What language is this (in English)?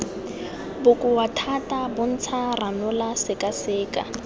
Tswana